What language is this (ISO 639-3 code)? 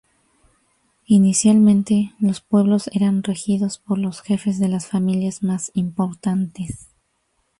spa